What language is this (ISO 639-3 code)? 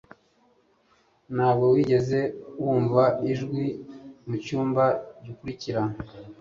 kin